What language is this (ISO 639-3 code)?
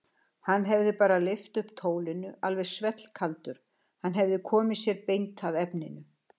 isl